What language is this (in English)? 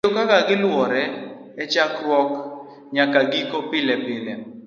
Luo (Kenya and Tanzania)